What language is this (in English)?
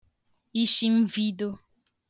Igbo